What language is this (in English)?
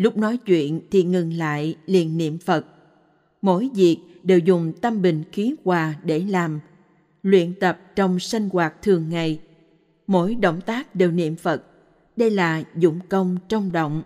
Vietnamese